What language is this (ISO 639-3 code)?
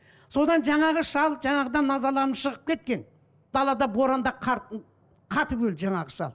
kaz